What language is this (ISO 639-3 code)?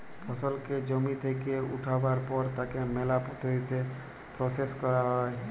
ben